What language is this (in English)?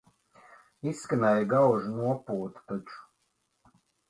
Latvian